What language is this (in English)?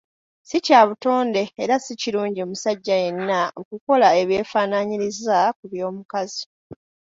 Ganda